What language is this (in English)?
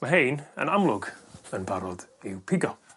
Welsh